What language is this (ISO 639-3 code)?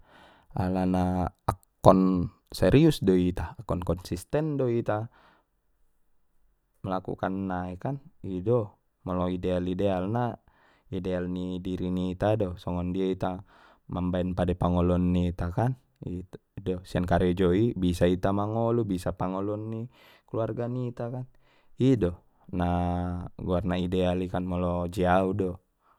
btm